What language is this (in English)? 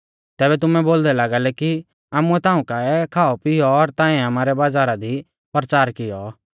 Mahasu Pahari